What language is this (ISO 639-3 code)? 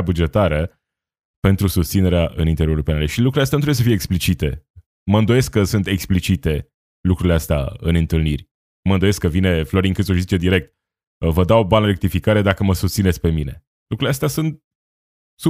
ron